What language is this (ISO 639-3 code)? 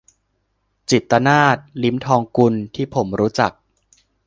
tha